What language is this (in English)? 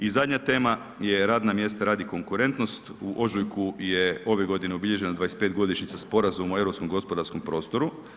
Croatian